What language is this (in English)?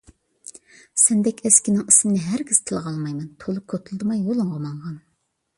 Uyghur